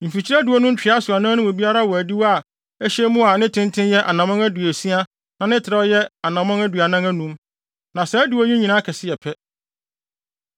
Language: Akan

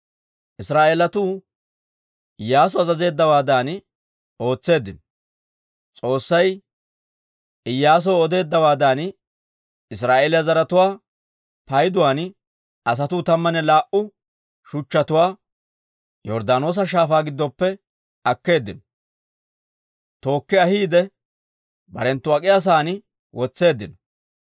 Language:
Dawro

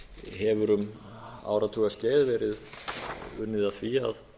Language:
Icelandic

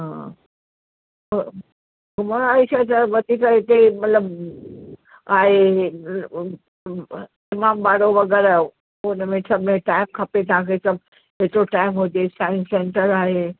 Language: Sindhi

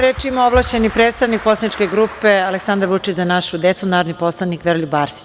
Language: Serbian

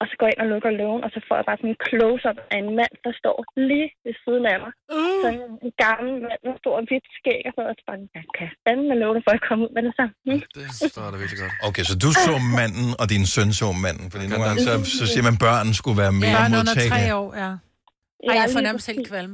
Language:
Danish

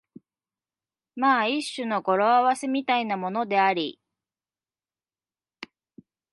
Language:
Japanese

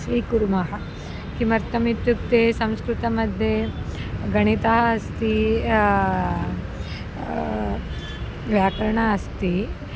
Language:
Sanskrit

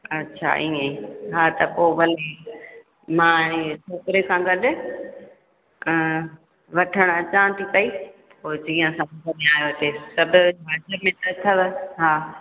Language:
Sindhi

